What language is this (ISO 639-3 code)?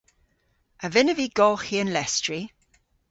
cor